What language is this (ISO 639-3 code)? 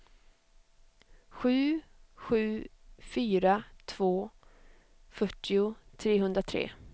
swe